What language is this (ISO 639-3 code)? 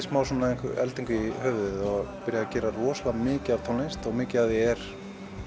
isl